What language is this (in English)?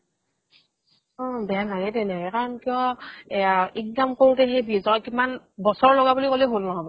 Assamese